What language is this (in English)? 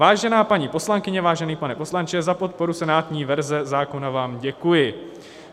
Czech